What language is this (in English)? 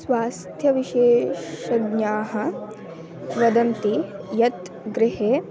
Sanskrit